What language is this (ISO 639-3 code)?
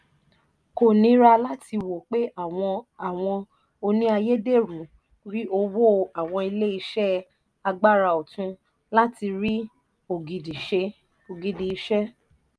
yor